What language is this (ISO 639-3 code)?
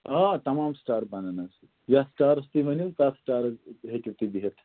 kas